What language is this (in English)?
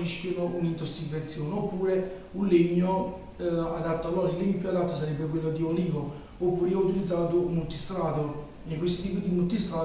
Italian